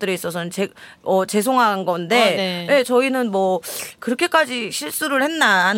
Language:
Korean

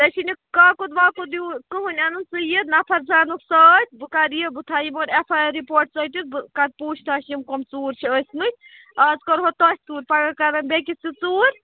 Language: Kashmiri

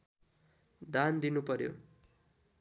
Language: Nepali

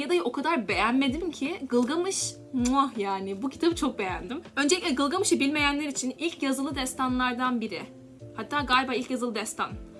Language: Turkish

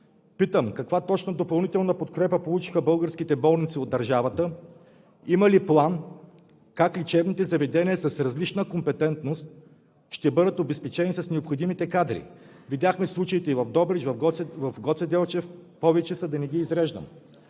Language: Bulgarian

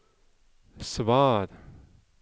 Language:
Norwegian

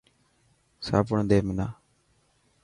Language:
Dhatki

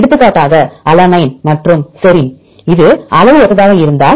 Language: Tamil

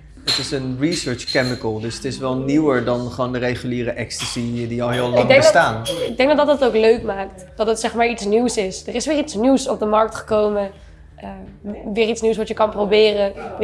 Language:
Dutch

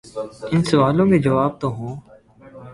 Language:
Urdu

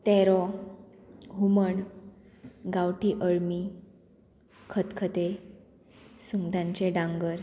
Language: Konkani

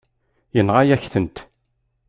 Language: Kabyle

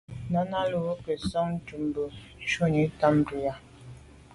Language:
Medumba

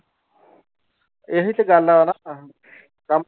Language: Punjabi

